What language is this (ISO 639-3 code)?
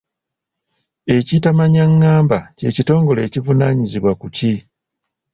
lug